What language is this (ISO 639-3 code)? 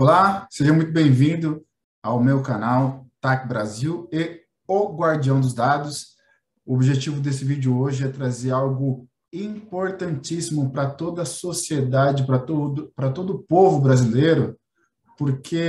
por